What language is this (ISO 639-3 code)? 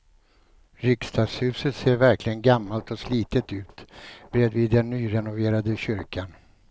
swe